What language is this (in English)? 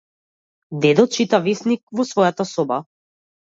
Macedonian